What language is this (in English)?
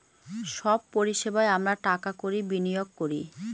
Bangla